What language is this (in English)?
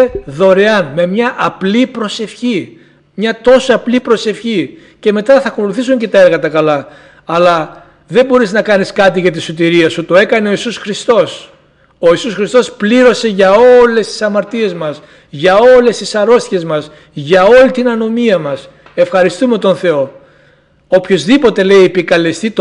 Greek